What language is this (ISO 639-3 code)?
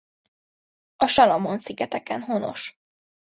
hun